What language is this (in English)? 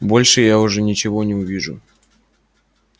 Russian